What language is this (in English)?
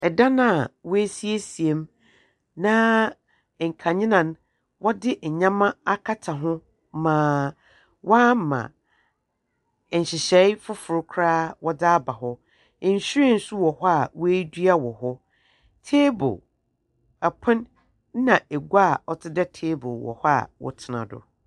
Akan